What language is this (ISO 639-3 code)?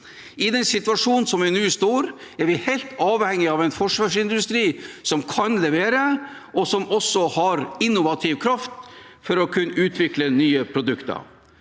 nor